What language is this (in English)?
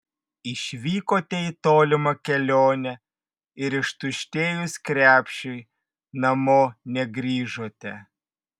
Lithuanian